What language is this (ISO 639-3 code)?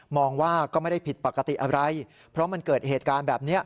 tha